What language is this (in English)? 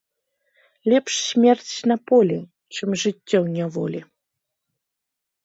Belarusian